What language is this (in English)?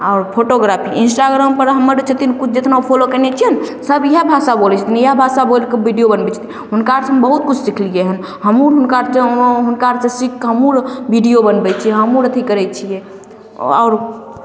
Maithili